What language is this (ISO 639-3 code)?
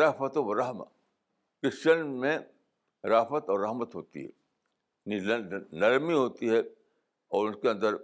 urd